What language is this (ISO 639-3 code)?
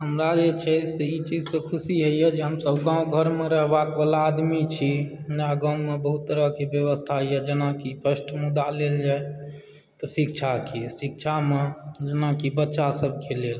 mai